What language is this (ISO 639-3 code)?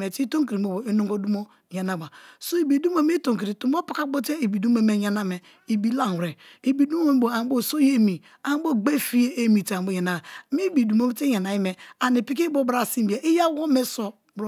ijn